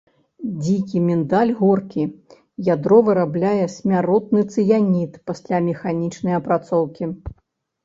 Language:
Belarusian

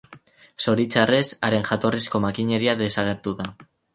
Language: Basque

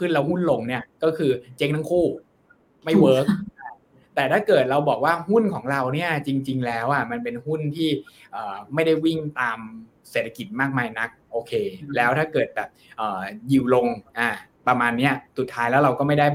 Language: Thai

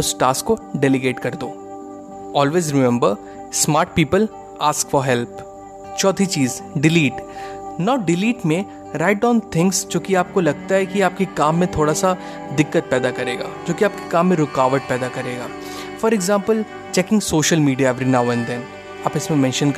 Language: Hindi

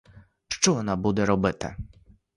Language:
Ukrainian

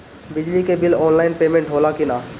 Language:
Bhojpuri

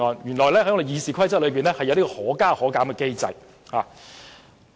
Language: Cantonese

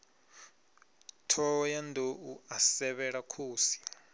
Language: Venda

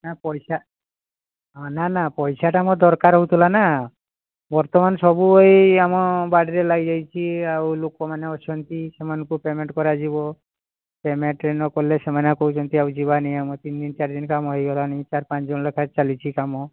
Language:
Odia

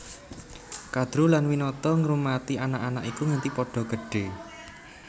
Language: Javanese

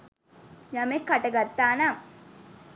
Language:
Sinhala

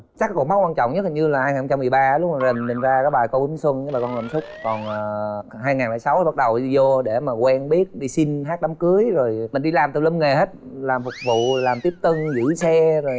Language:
Vietnamese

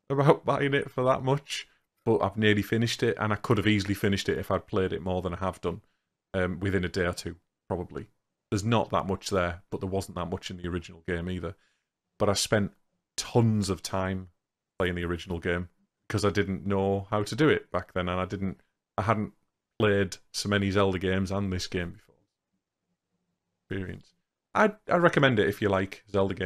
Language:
English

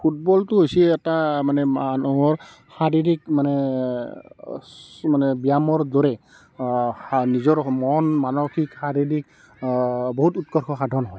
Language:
Assamese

